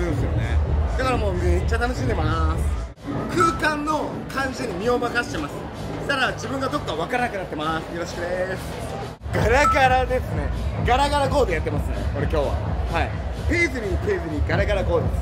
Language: Japanese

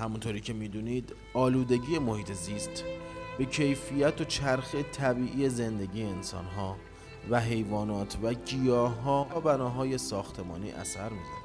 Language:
Persian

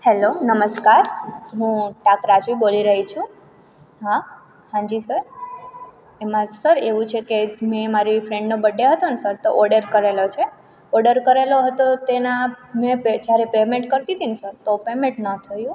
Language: Gujarati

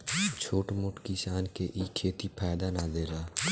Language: Bhojpuri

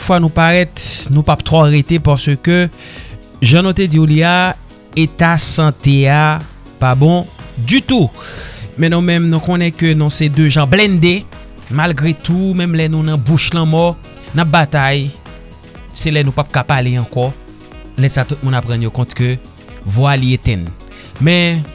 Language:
French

